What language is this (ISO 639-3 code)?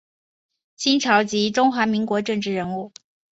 zho